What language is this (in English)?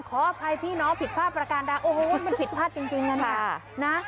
Thai